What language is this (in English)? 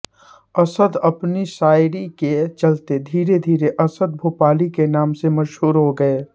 Hindi